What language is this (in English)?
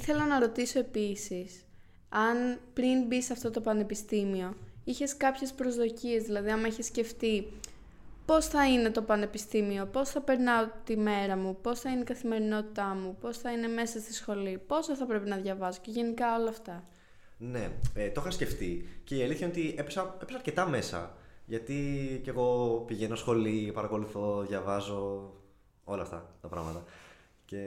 Greek